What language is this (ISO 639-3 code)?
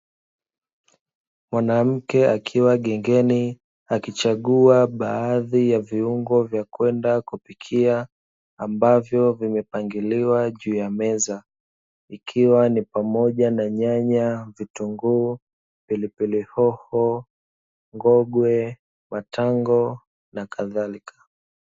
swa